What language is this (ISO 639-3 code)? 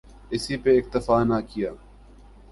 urd